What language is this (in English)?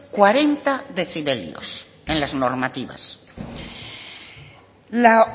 Spanish